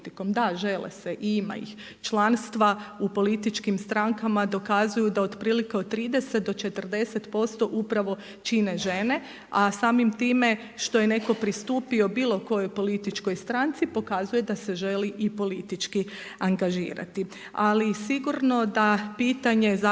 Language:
Croatian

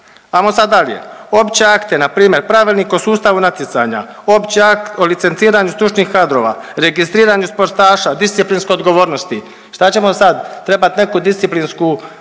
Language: Croatian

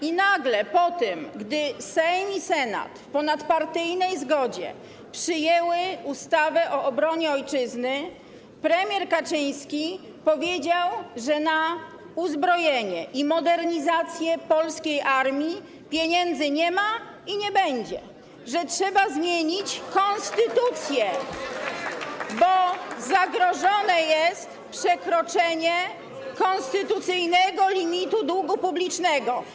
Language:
Polish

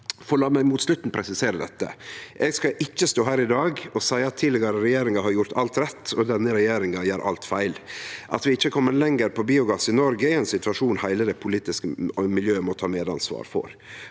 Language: Norwegian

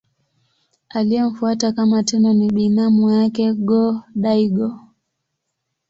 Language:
Swahili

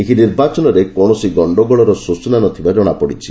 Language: Odia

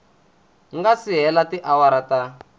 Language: Tsonga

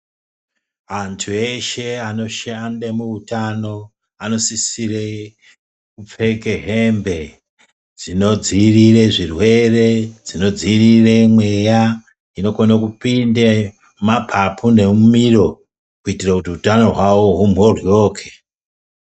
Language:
Ndau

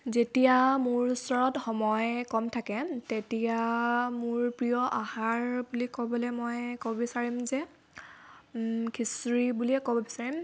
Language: Assamese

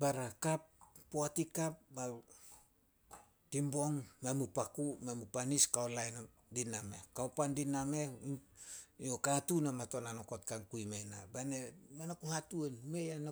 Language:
Solos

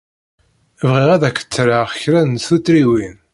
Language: Kabyle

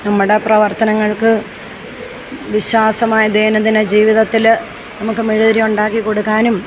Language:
Malayalam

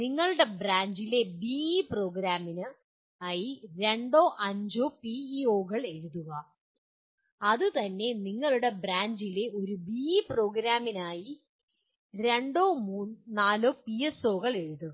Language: Malayalam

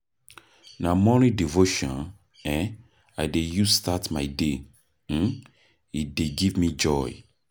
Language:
Nigerian Pidgin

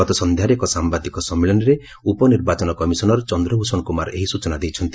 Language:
Odia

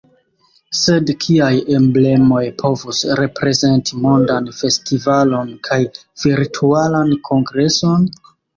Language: Esperanto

